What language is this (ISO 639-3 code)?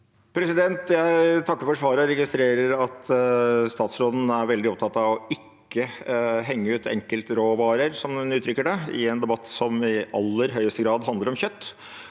nor